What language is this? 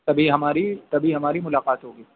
Urdu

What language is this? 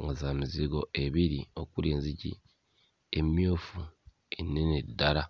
Ganda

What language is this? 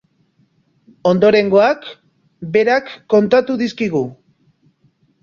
Basque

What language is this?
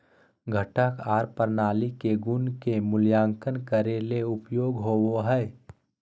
Magahi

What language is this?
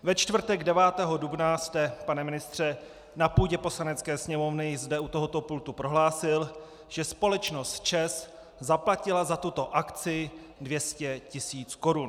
Czech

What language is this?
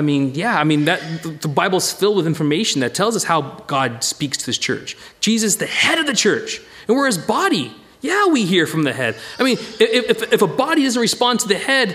English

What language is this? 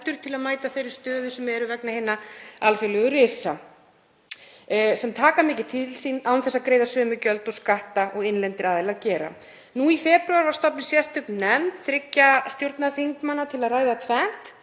Icelandic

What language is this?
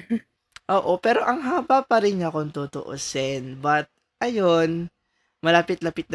Filipino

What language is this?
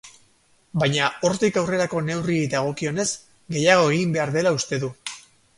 Basque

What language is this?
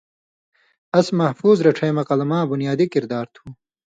Indus Kohistani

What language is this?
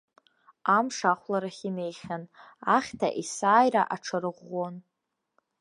Abkhazian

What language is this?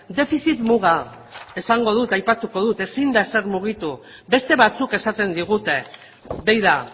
Basque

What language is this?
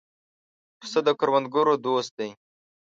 Pashto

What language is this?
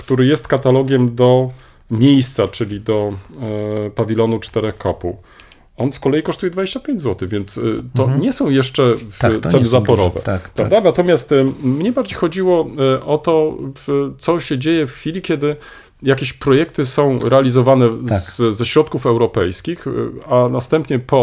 Polish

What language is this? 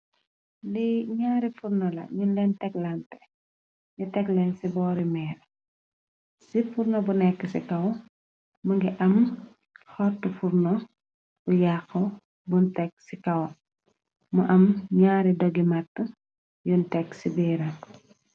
Wolof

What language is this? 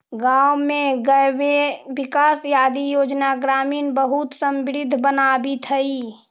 Magahi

